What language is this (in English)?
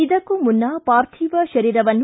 Kannada